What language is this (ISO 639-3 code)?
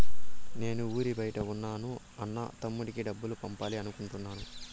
tel